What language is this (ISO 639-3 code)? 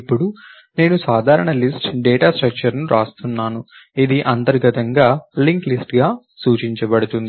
tel